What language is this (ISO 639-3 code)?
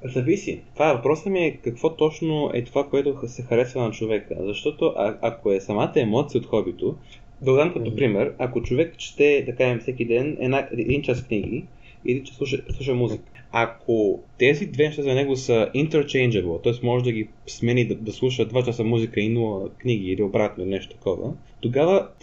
bul